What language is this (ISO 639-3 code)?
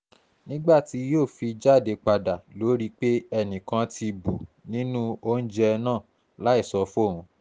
yor